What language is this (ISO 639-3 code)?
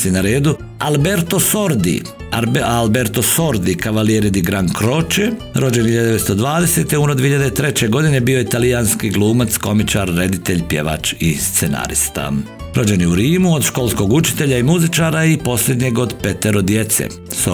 hrv